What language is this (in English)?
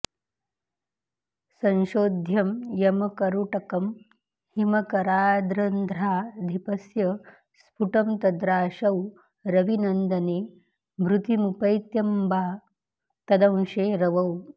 Sanskrit